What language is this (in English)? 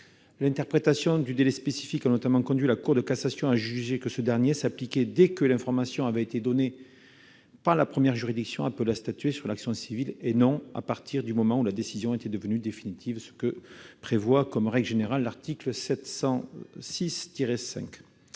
French